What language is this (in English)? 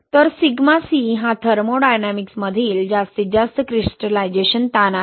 Marathi